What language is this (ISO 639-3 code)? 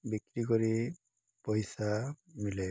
ori